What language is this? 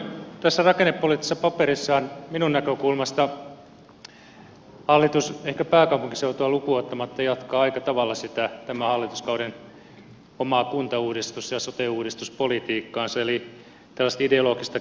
Finnish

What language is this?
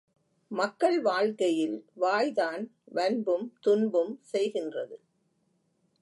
Tamil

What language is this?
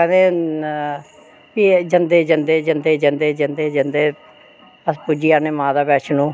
Dogri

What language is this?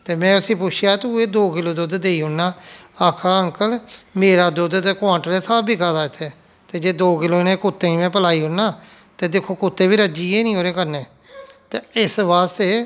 Dogri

